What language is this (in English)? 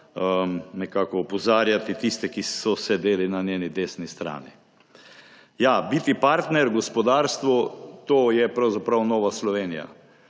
Slovenian